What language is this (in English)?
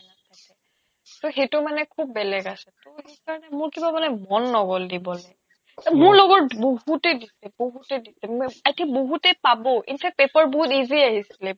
Assamese